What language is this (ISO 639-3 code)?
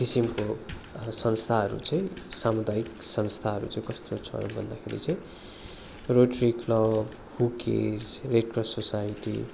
nep